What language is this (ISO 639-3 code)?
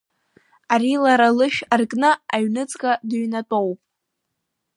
abk